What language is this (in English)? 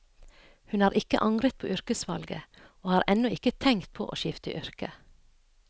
Norwegian